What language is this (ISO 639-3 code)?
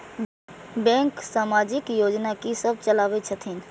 mai